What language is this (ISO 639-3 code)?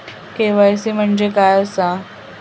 mar